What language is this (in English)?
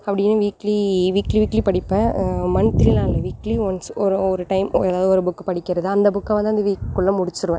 Tamil